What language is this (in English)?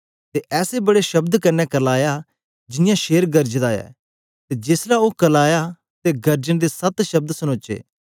Dogri